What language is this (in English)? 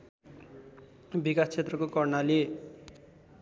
Nepali